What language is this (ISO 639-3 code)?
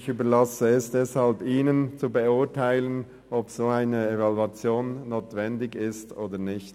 gsw